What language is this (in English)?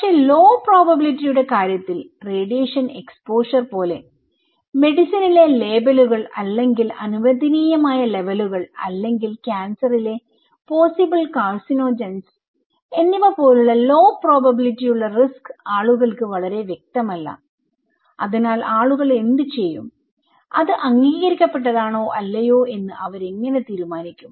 Malayalam